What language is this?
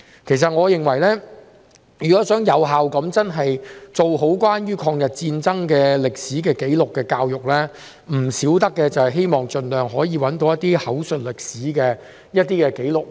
Cantonese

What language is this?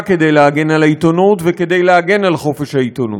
Hebrew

